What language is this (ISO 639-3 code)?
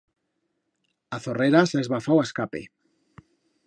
arg